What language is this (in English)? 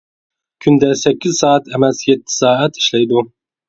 Uyghur